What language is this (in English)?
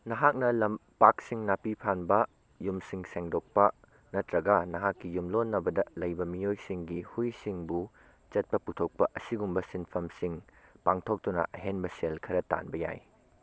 Manipuri